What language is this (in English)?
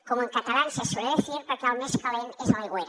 Catalan